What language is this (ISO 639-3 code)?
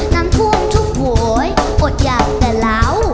tha